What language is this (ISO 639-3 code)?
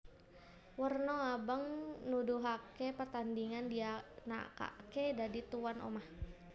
jav